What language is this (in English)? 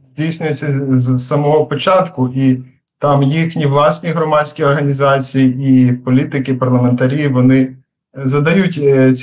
Ukrainian